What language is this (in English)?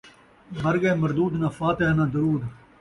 Saraiki